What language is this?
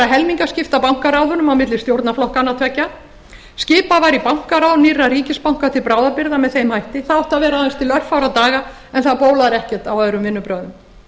Icelandic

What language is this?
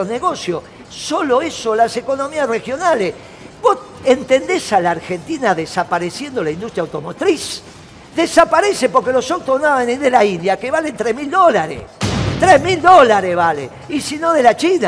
Spanish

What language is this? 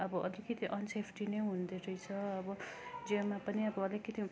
Nepali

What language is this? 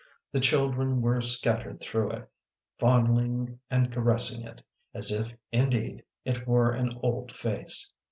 English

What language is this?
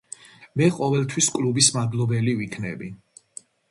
Georgian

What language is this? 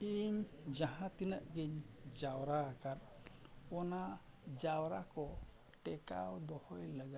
Santali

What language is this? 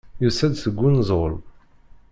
Kabyle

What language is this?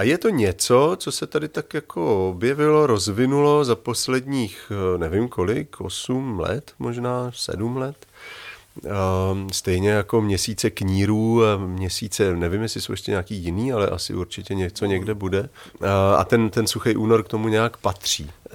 Czech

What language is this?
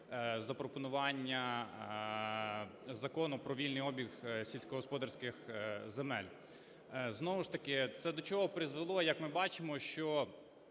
Ukrainian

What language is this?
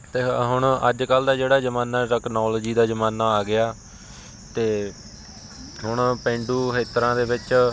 Punjabi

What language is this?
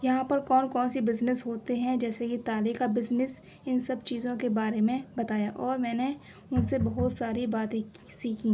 Urdu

